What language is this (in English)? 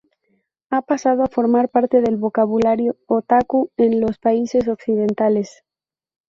Spanish